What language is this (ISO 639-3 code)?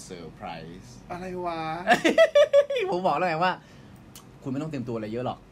tha